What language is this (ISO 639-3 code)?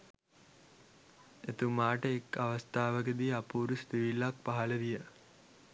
sin